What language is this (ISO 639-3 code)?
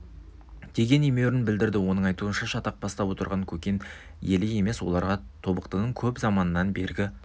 kaz